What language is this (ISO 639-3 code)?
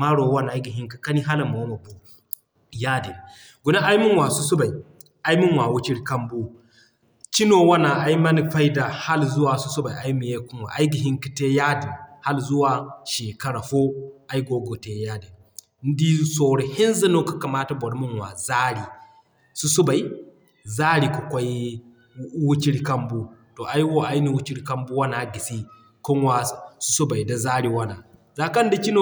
dje